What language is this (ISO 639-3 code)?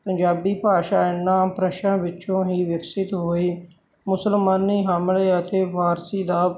pan